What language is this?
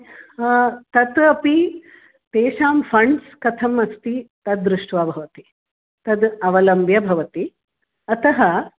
Sanskrit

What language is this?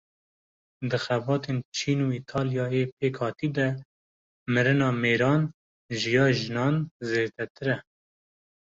Kurdish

